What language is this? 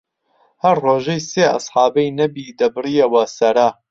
Central Kurdish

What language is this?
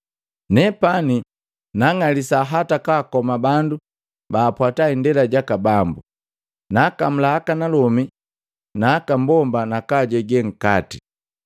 Matengo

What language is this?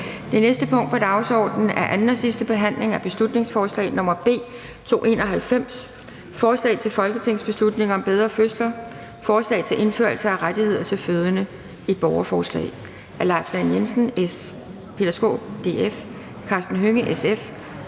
Danish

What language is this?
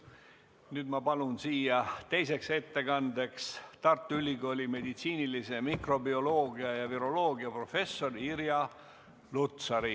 Estonian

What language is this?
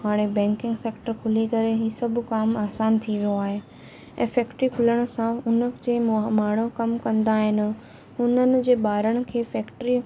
Sindhi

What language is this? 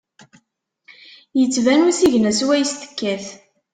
Kabyle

